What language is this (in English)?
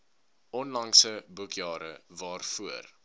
Afrikaans